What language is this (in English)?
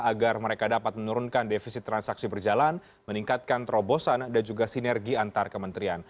Indonesian